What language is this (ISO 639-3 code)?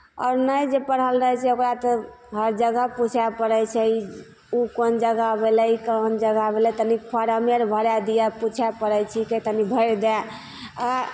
mai